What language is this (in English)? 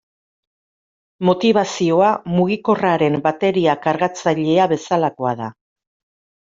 Basque